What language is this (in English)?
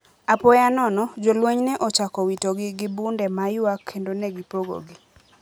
Luo (Kenya and Tanzania)